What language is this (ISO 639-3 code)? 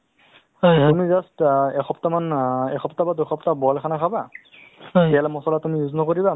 asm